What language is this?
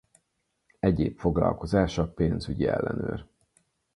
Hungarian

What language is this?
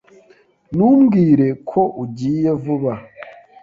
Kinyarwanda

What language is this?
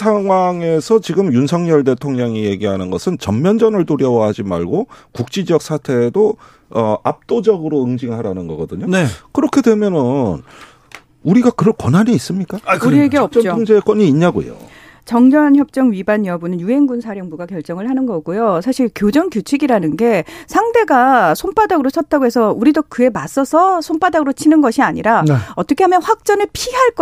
Korean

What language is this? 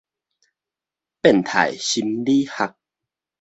Min Nan Chinese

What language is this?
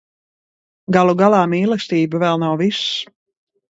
Latvian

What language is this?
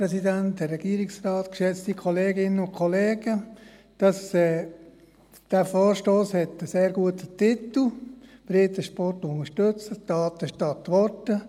Swiss German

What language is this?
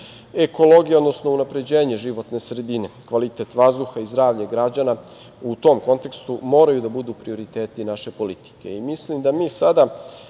Serbian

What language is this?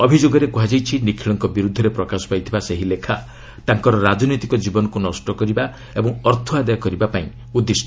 Odia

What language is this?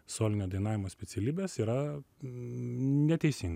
Lithuanian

